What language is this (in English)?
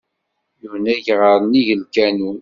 Kabyle